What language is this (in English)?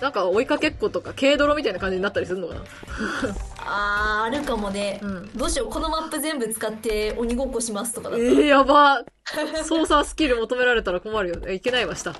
Japanese